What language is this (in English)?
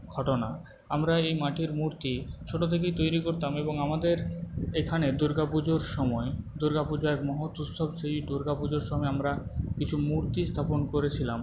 Bangla